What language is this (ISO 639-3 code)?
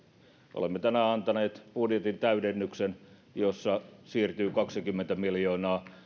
fin